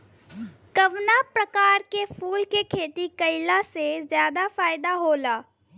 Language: Bhojpuri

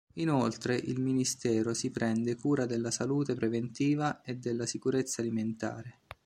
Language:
Italian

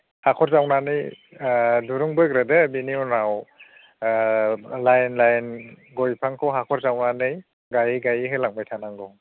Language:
Bodo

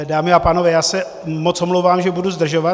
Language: Czech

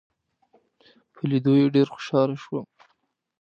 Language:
Pashto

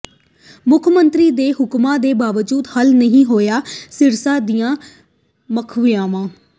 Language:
Punjabi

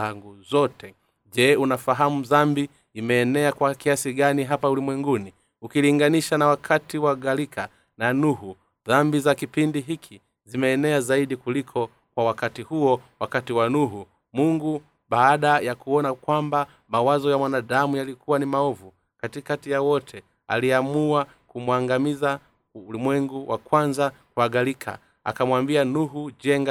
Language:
Swahili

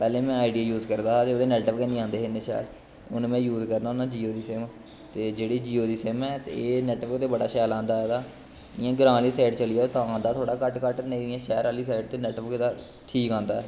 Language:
Dogri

